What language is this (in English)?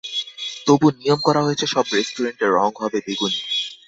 Bangla